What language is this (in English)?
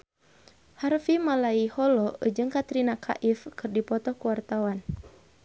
Sundanese